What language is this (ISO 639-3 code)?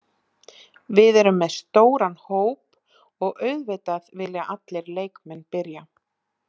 isl